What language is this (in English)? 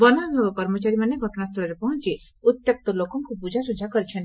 Odia